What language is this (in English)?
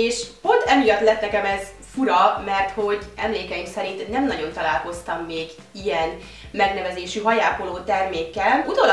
Hungarian